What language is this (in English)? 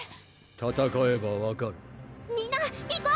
Japanese